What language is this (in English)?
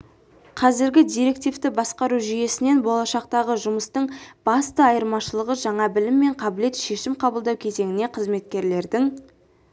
Kazakh